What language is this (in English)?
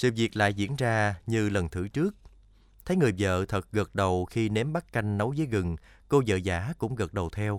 Vietnamese